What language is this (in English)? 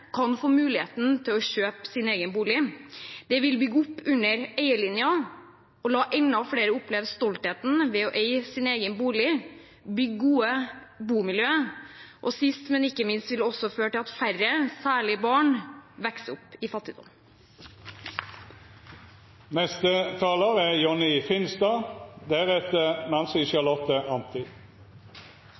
Norwegian Bokmål